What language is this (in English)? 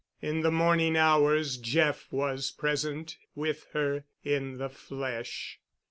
English